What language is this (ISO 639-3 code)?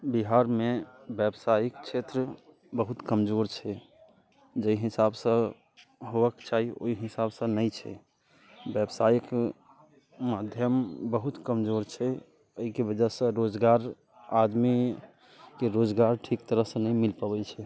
mai